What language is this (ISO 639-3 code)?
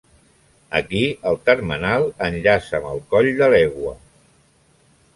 cat